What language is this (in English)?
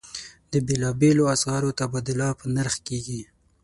Pashto